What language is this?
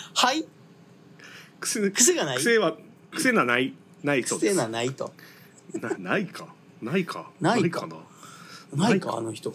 Japanese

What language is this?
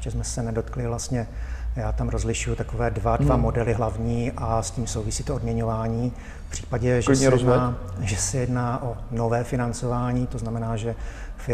Czech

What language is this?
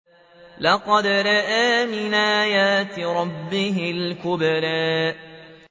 Arabic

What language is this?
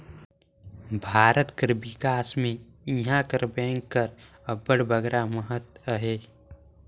Chhattisgarhi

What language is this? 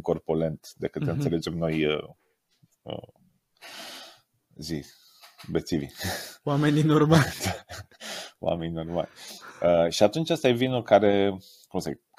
Romanian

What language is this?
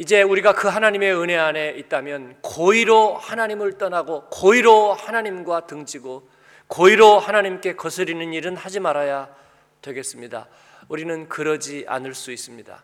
Korean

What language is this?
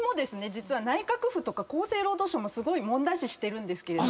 Japanese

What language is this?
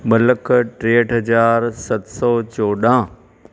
Sindhi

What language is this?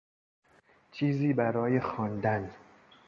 Persian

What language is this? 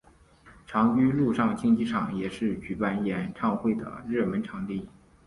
Chinese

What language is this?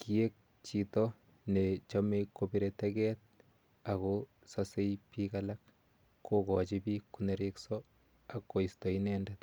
Kalenjin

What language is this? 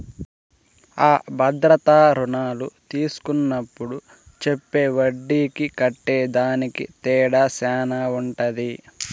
Telugu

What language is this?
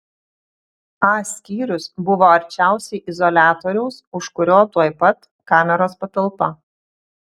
Lithuanian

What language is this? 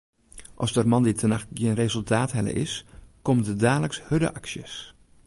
Western Frisian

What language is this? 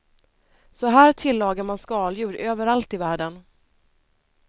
Swedish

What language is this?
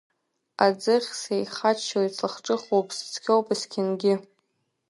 Abkhazian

